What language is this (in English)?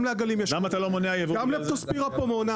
Hebrew